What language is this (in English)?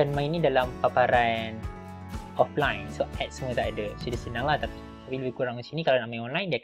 Malay